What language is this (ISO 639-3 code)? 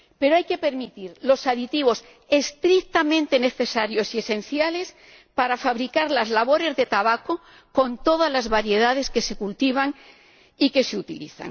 spa